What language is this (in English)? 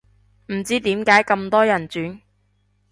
Cantonese